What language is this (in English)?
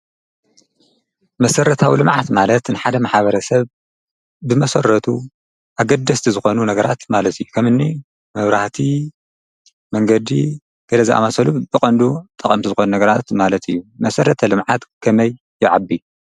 Tigrinya